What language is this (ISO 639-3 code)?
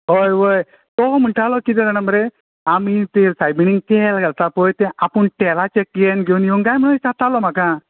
kok